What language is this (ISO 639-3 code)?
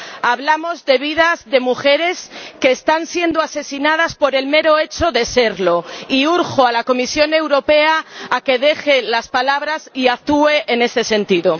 spa